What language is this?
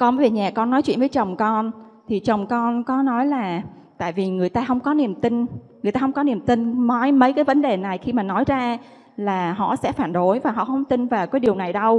Vietnamese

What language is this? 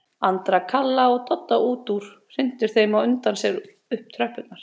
Icelandic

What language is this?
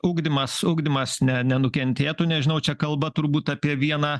Lithuanian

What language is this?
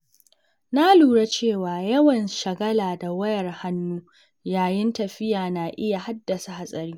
Hausa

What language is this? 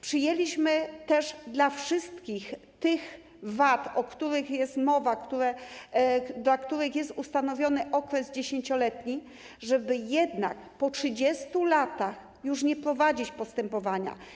Polish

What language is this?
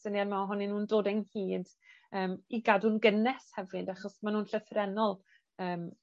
Welsh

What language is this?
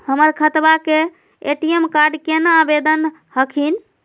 Magahi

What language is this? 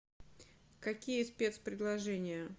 Russian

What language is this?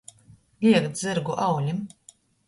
Latgalian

